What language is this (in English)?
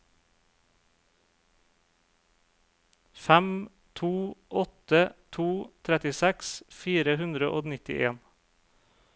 Norwegian